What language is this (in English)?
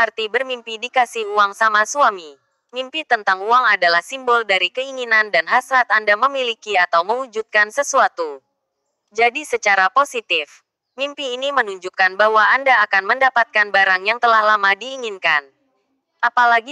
Indonesian